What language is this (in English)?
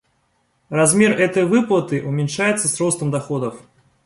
Russian